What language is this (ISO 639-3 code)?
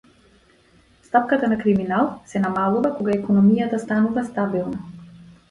mkd